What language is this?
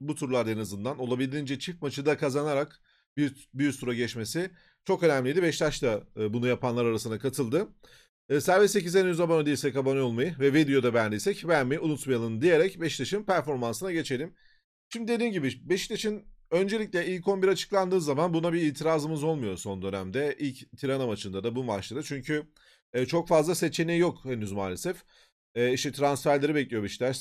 Turkish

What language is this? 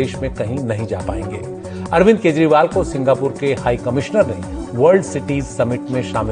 Hindi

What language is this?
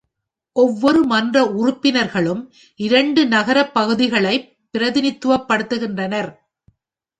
Tamil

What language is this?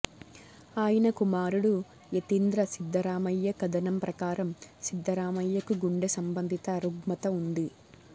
Telugu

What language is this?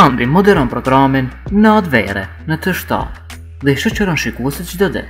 Romanian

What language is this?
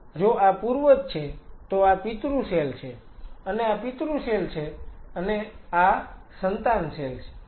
Gujarati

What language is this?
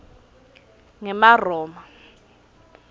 Swati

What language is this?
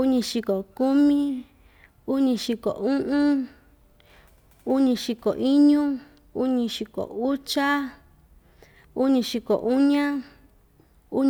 Ixtayutla Mixtec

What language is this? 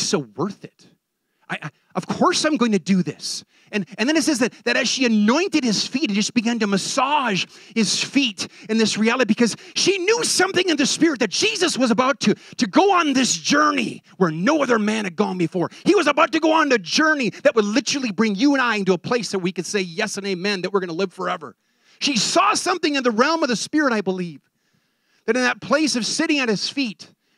English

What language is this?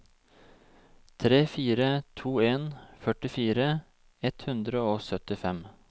Norwegian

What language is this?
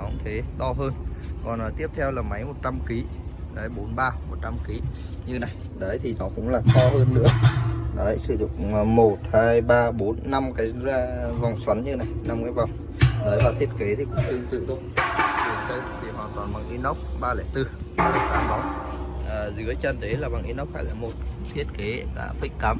Vietnamese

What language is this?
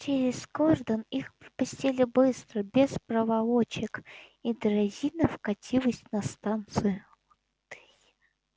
Russian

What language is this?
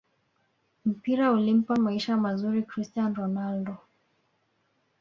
Swahili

